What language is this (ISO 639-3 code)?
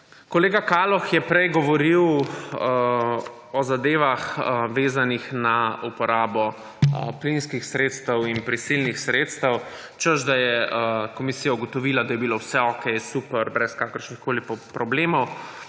slv